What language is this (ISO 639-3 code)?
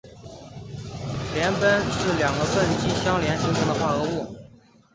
zho